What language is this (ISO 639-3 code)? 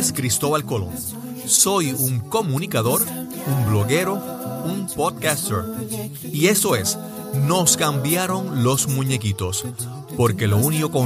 spa